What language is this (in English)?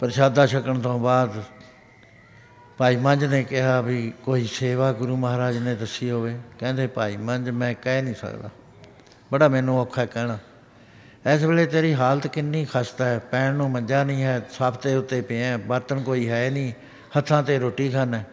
Punjabi